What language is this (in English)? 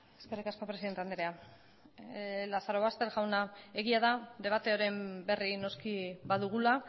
Basque